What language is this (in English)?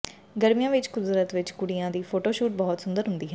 Punjabi